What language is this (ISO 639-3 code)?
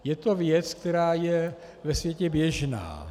ces